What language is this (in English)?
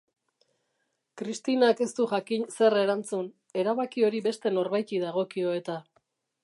Basque